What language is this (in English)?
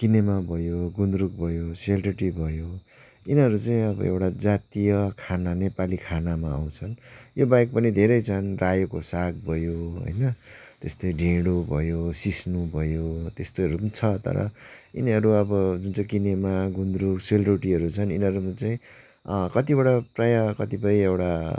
Nepali